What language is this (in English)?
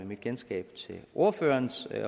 Danish